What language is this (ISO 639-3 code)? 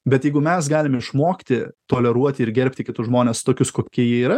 lit